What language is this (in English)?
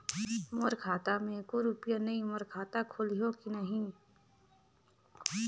Chhattisgarhi